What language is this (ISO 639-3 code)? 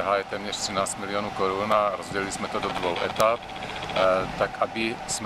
ces